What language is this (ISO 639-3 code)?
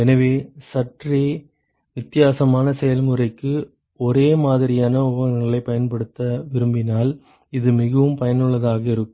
tam